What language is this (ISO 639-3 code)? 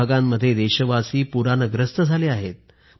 mar